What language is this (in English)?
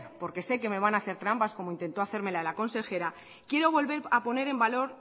Spanish